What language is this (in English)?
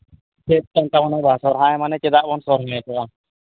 Santali